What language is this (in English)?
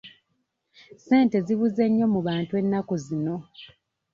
Ganda